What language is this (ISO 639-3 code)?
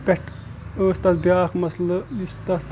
kas